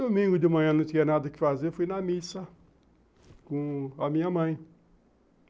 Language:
Portuguese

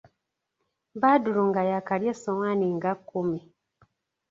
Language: Ganda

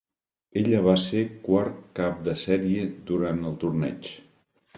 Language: Catalan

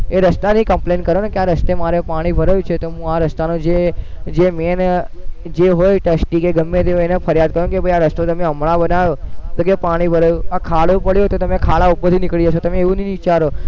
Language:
Gujarati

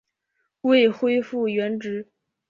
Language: Chinese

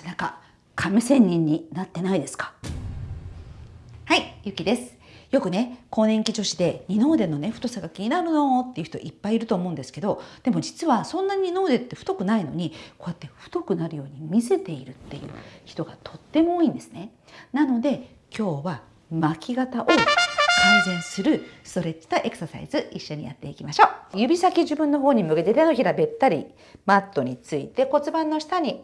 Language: Japanese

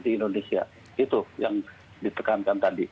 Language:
Indonesian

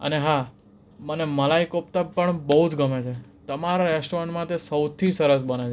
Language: Gujarati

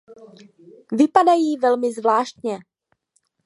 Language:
Czech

